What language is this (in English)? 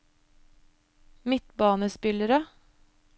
Norwegian